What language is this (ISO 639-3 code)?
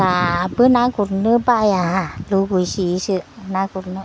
brx